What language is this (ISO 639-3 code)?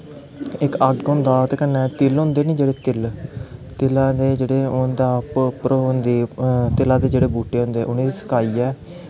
doi